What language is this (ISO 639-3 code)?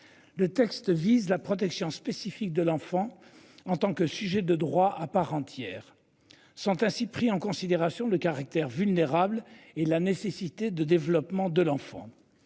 fra